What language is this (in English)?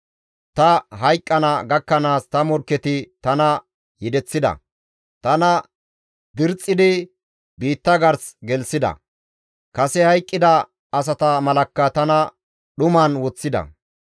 Gamo